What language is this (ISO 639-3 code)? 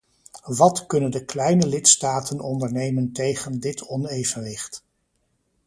nld